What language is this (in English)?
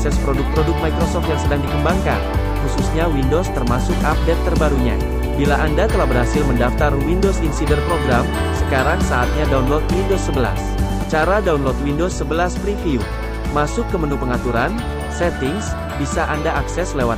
Indonesian